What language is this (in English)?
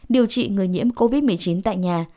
Vietnamese